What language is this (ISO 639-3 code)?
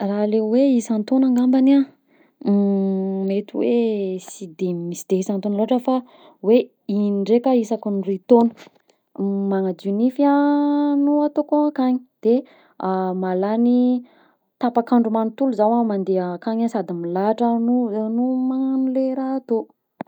bzc